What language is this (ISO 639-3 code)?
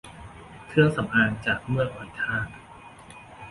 tha